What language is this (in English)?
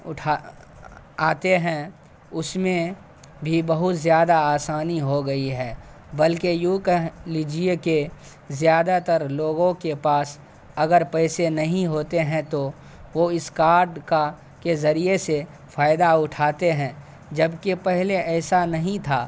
Urdu